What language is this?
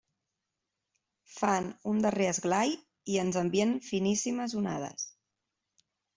Catalan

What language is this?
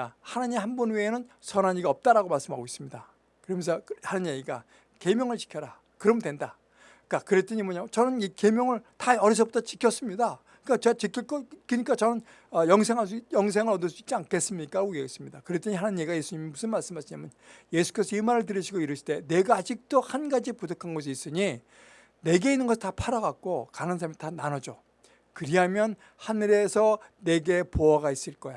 Korean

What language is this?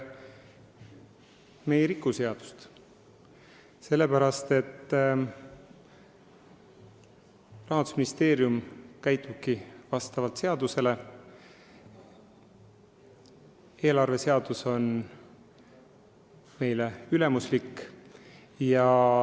Estonian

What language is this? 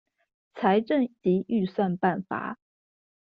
Chinese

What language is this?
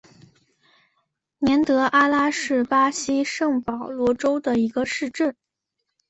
Chinese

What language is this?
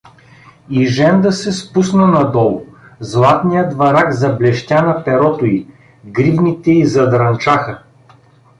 Bulgarian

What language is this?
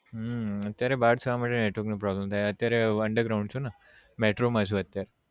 Gujarati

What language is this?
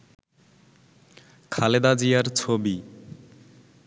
Bangla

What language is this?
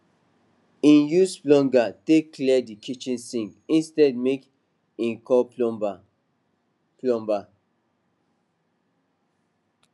Nigerian Pidgin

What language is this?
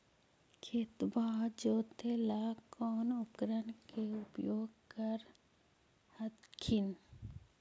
Magahi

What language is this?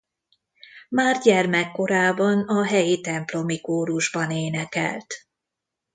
Hungarian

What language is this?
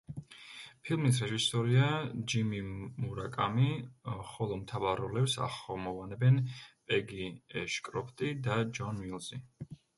Georgian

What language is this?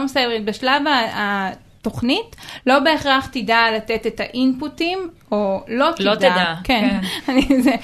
Hebrew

